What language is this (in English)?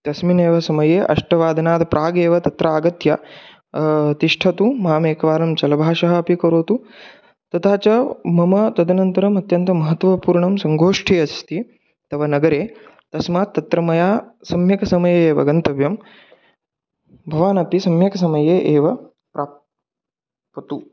Sanskrit